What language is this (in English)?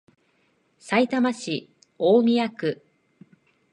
Japanese